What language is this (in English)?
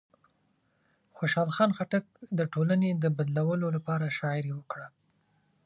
Pashto